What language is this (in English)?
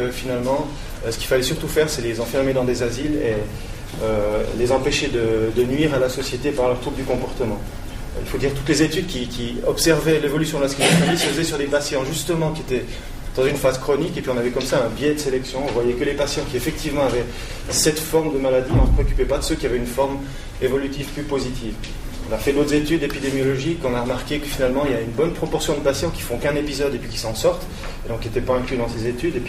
French